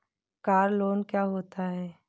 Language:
Hindi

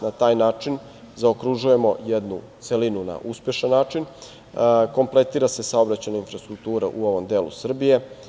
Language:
Serbian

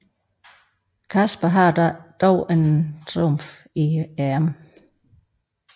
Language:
Danish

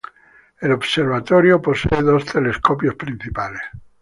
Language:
Spanish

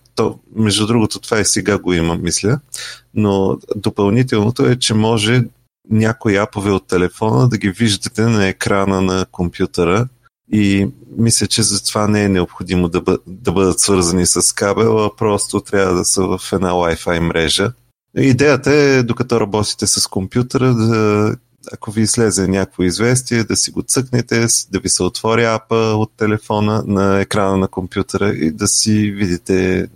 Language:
Bulgarian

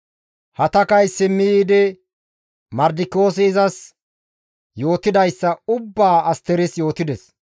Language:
Gamo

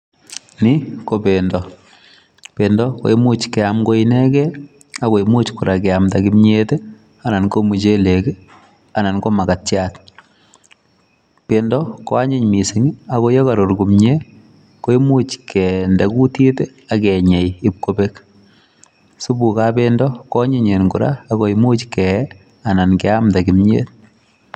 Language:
Kalenjin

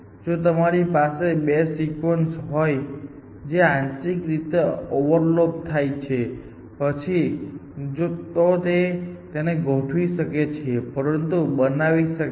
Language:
Gujarati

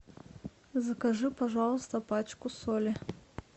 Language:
Russian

